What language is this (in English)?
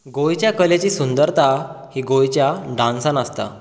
Konkani